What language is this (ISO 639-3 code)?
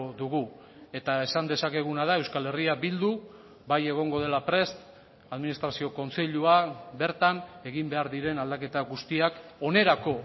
eus